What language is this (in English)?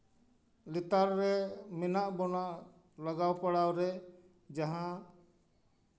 Santali